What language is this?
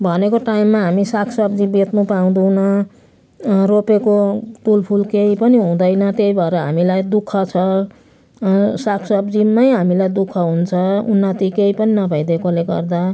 Nepali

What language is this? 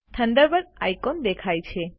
Gujarati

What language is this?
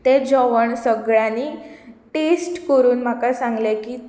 Konkani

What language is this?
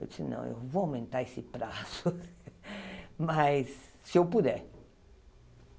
Portuguese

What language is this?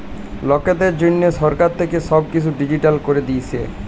Bangla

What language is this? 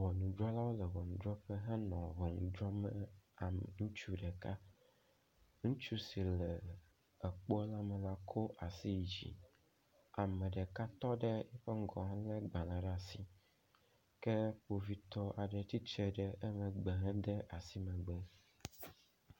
Ewe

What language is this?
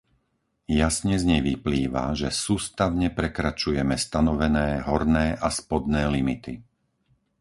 Slovak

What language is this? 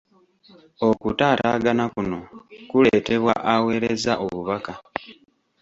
Ganda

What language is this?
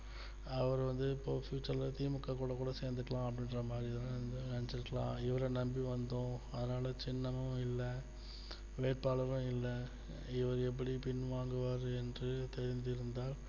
Tamil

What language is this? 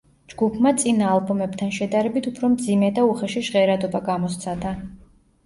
Georgian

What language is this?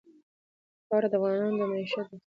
Pashto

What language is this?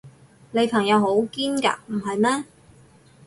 Cantonese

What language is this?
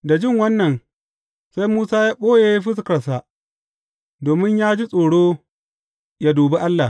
Hausa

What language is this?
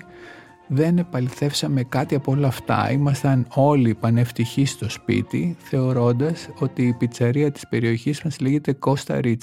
Greek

